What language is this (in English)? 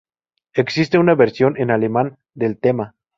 Spanish